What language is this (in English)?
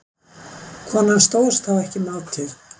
Icelandic